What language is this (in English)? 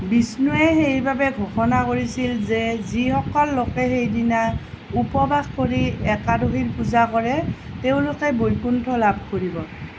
Assamese